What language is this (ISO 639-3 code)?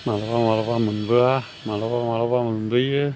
brx